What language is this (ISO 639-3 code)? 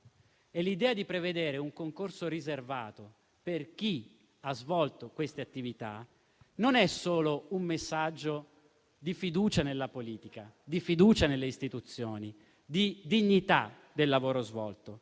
ita